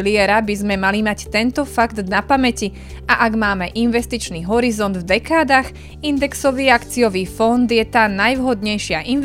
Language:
Slovak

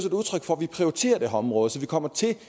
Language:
Danish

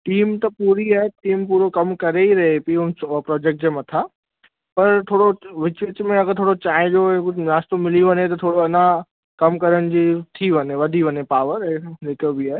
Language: Sindhi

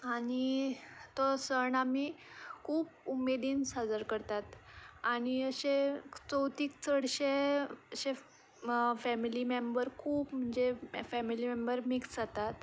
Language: Konkani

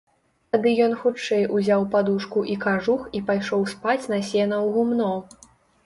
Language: Belarusian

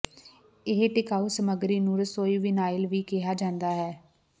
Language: Punjabi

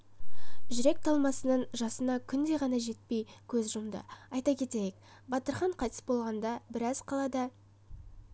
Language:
Kazakh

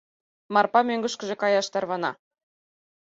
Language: Mari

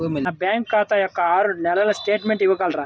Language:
Telugu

